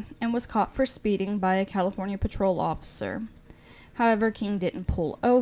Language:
English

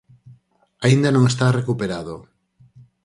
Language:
Galician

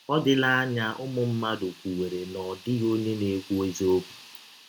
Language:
Igbo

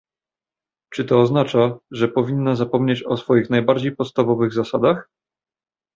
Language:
Polish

